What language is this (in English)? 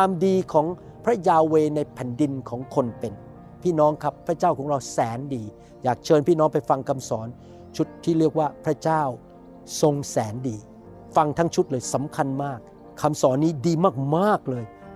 Thai